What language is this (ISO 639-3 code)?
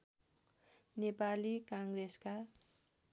nep